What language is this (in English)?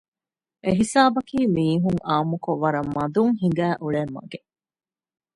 Divehi